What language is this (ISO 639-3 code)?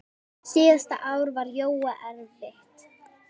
isl